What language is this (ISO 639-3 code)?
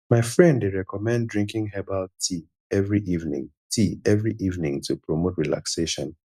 pcm